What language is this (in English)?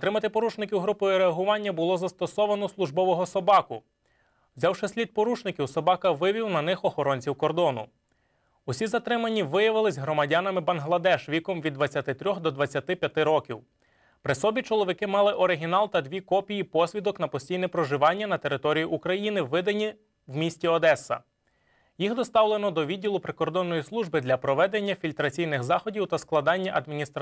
Ukrainian